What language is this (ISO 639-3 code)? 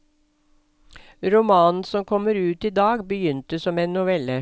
nor